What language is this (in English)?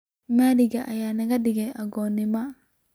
Somali